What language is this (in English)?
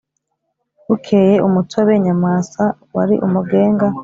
Kinyarwanda